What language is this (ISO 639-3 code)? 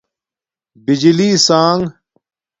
dmk